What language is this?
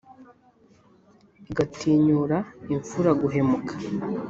Kinyarwanda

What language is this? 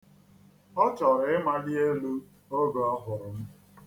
Igbo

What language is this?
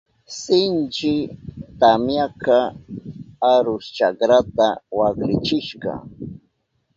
Southern Pastaza Quechua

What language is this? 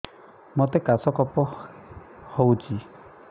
Odia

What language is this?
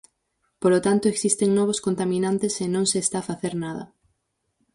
Galician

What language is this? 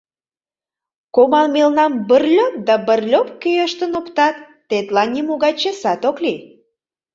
Mari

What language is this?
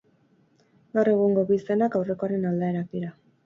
Basque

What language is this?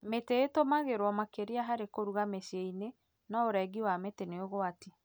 Kikuyu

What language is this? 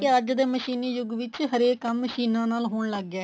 Punjabi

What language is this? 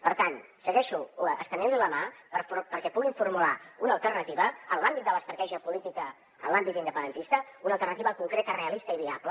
Catalan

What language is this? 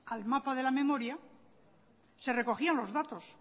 Spanish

